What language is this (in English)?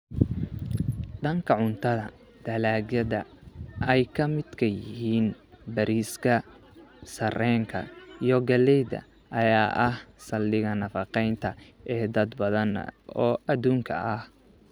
Somali